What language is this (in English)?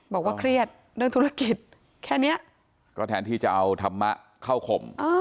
Thai